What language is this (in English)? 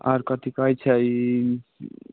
Maithili